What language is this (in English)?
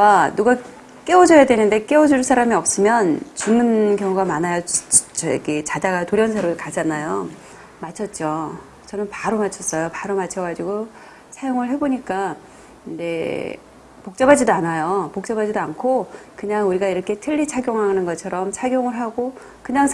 Korean